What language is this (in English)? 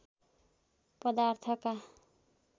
Nepali